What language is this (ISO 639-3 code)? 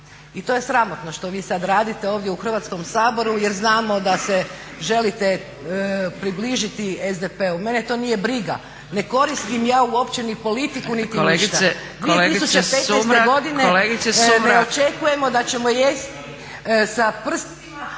hrv